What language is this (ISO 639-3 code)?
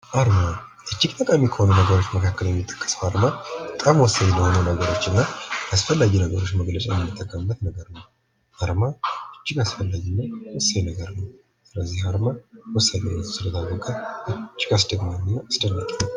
amh